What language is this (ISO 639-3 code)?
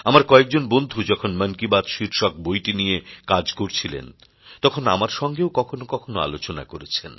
ben